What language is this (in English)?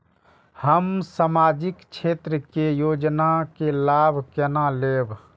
Maithili